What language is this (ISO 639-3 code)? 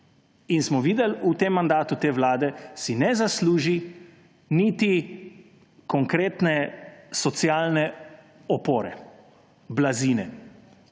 slv